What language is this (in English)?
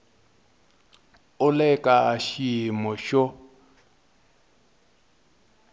Tsonga